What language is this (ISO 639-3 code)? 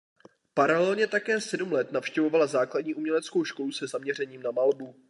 ces